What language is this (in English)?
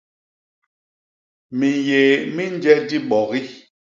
Basaa